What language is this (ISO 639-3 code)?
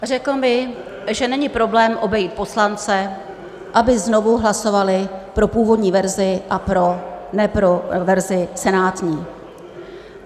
ces